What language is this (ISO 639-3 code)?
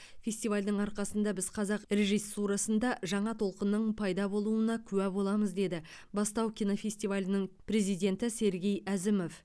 kaz